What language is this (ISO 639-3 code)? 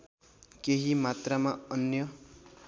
nep